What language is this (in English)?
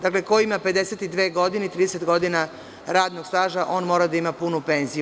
Serbian